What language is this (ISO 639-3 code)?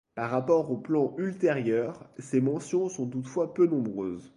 fra